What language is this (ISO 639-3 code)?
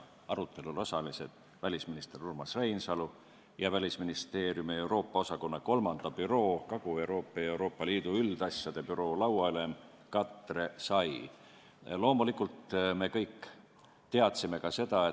est